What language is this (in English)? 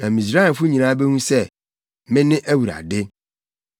Akan